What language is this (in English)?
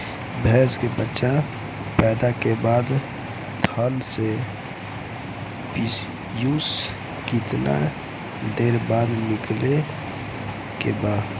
Bhojpuri